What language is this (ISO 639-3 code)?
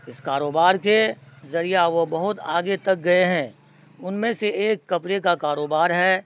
urd